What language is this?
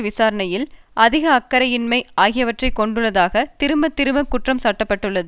Tamil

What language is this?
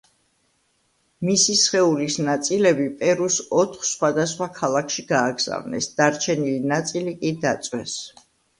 Georgian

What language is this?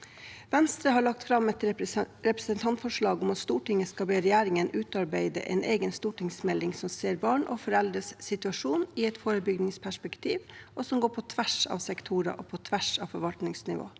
Norwegian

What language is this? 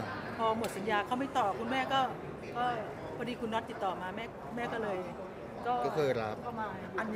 Thai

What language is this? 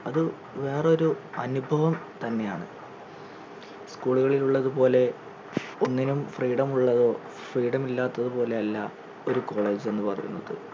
Malayalam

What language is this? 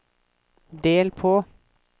Norwegian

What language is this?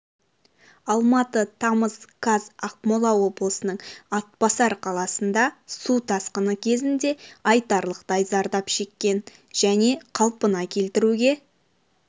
Kazakh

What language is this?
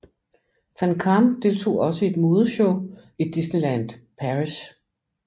Danish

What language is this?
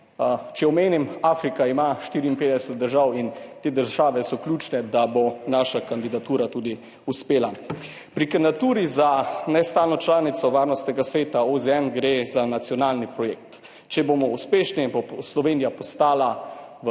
Slovenian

